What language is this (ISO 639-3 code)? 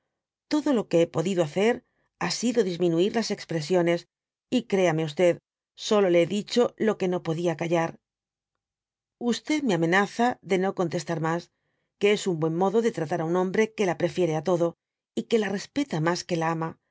spa